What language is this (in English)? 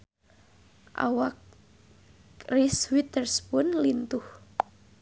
Sundanese